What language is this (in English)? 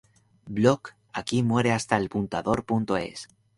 Spanish